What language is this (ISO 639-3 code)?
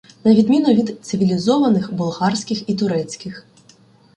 ukr